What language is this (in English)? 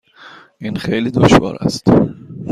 Persian